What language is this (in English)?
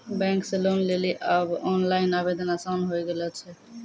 Maithili